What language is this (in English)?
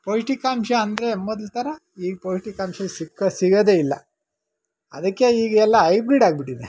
Kannada